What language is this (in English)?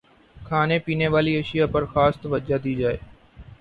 Urdu